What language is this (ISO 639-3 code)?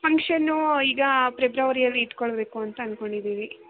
kan